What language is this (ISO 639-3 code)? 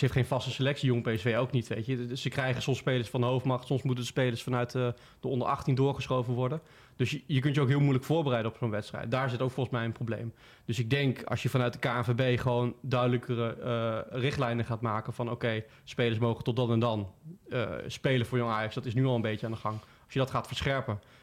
nld